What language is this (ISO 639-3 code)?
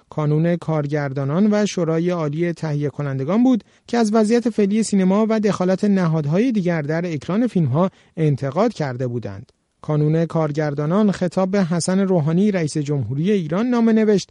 fas